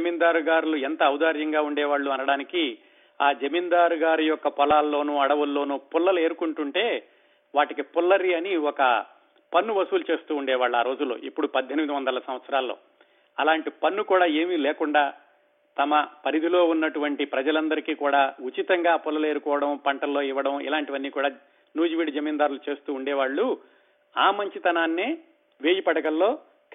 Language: Telugu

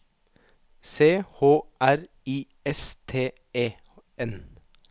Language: Norwegian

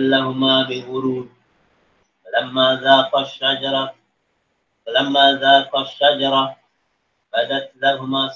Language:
Malay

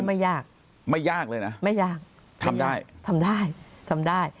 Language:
Thai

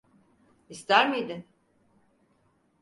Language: Turkish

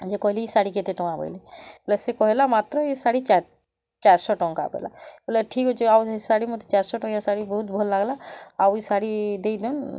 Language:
Odia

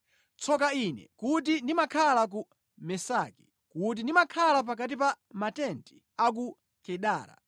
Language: Nyanja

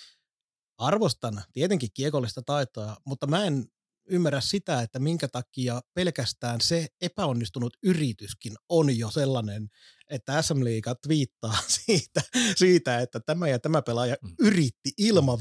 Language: Finnish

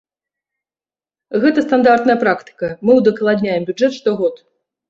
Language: Belarusian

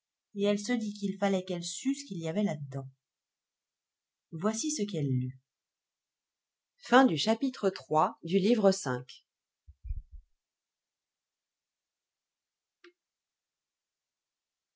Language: French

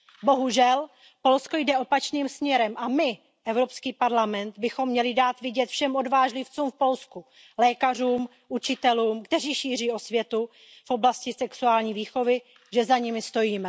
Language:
Czech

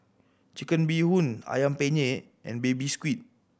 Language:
English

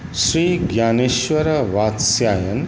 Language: Maithili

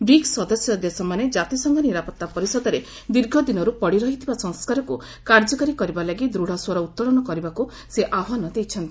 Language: Odia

